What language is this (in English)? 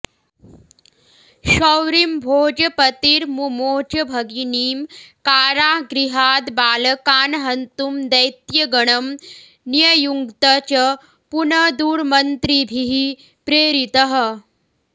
Sanskrit